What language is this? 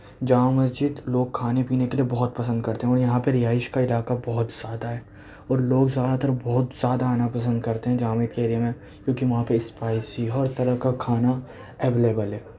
Urdu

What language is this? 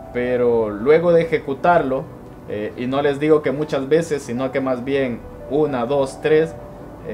Spanish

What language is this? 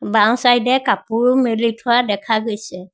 Assamese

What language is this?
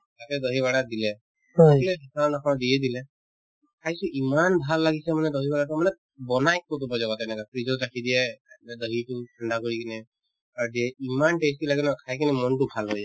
Assamese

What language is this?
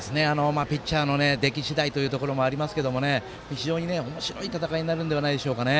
Japanese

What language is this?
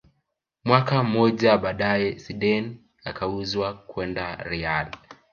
Swahili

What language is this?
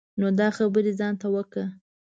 Pashto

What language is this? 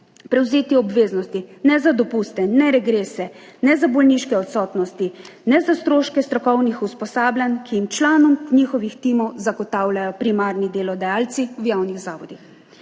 Slovenian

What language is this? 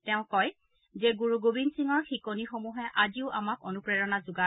Assamese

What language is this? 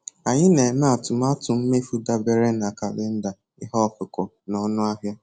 Igbo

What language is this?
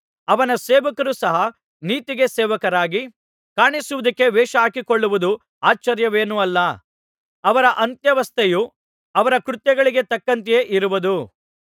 Kannada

